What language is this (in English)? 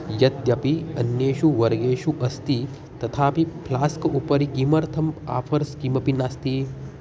Sanskrit